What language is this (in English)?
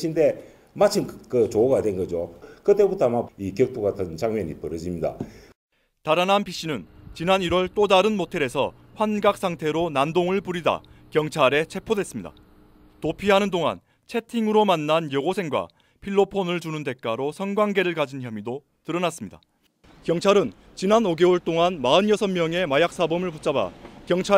Korean